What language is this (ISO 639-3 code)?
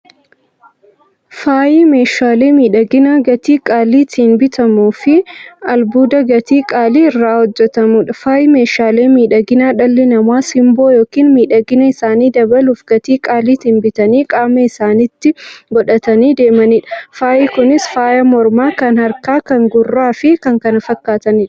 orm